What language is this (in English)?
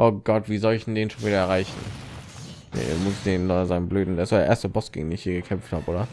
German